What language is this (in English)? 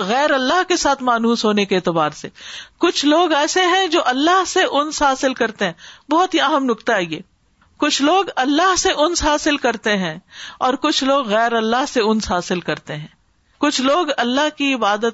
Urdu